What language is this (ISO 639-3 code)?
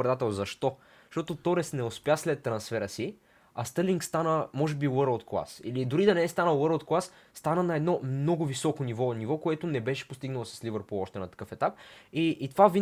bul